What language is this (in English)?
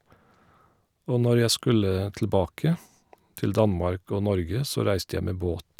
Norwegian